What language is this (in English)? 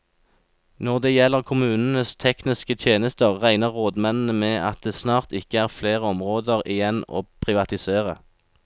Norwegian